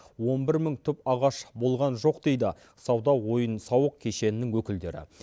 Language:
Kazakh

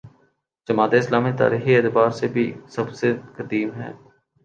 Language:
Urdu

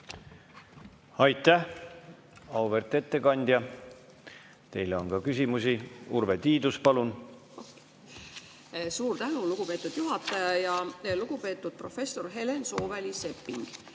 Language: Estonian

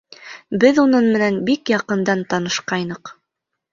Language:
Bashkir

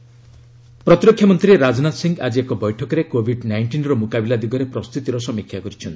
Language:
Odia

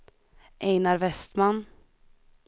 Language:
Swedish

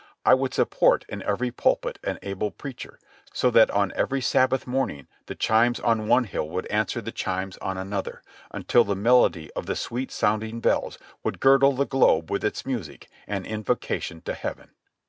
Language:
English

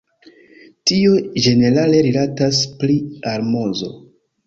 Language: Esperanto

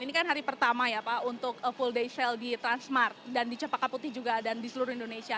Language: Indonesian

